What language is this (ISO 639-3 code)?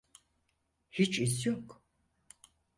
tur